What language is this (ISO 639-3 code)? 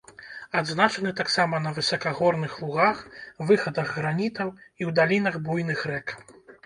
bel